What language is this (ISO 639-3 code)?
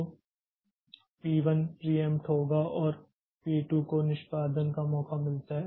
hin